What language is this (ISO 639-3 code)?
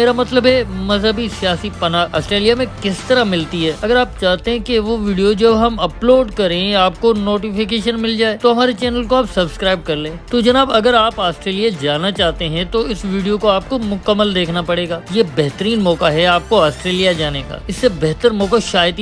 hin